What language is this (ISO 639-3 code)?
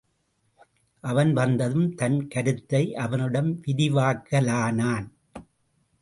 tam